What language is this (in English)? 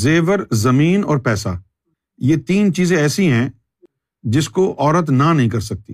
Urdu